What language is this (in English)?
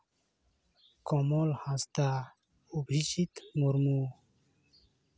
Santali